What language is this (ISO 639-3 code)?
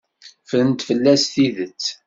kab